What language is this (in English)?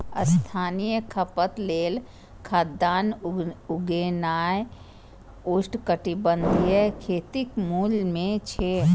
Maithili